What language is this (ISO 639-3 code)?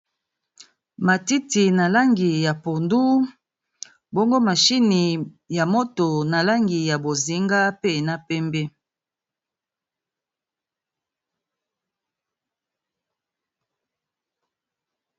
lin